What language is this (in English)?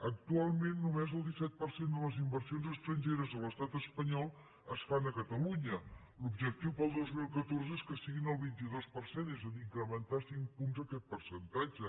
Catalan